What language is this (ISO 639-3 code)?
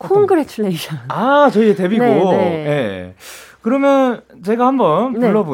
kor